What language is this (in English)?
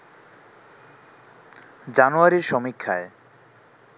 Bangla